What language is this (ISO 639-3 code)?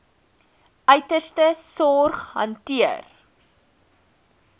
afr